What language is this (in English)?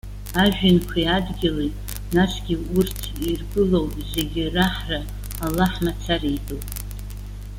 Abkhazian